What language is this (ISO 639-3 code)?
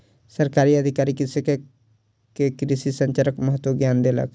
mai